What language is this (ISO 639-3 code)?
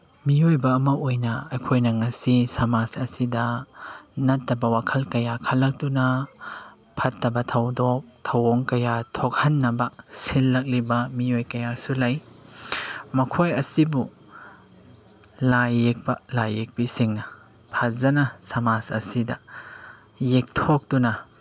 mni